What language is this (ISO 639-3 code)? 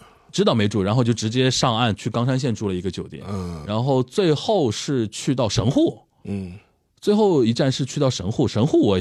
zho